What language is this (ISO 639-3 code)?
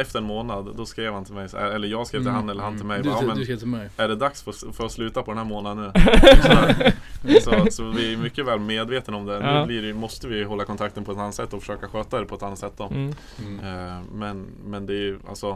swe